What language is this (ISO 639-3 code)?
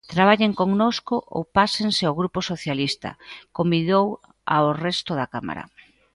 glg